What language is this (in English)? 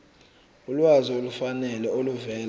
Zulu